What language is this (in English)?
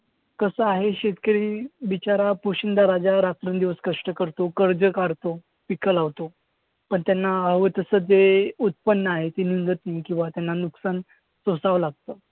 Marathi